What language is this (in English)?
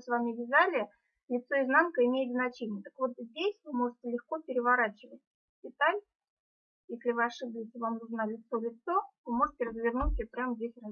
Russian